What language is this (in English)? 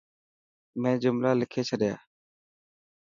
Dhatki